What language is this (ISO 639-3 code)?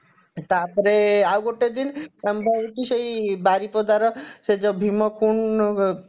ori